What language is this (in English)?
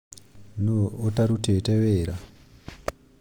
Kikuyu